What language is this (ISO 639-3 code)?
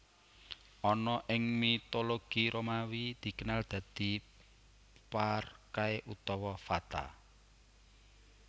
jav